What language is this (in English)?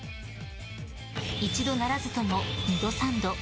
Japanese